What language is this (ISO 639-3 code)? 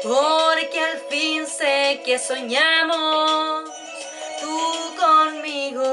ukr